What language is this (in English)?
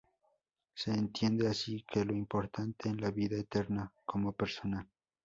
Spanish